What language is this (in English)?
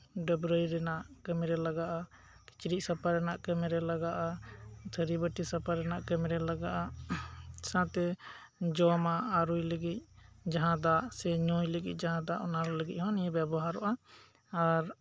Santali